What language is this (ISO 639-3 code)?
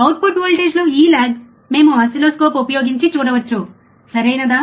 tel